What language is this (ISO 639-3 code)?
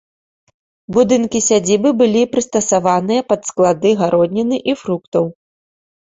bel